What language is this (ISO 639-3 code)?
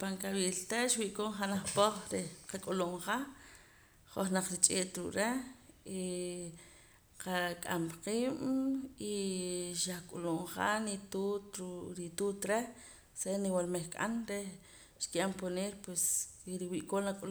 poc